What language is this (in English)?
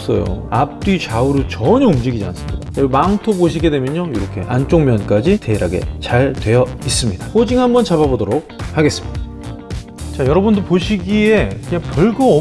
Korean